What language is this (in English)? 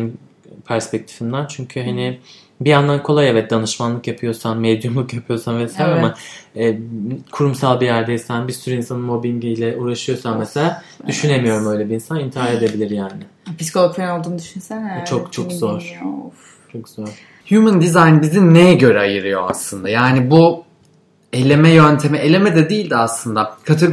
Turkish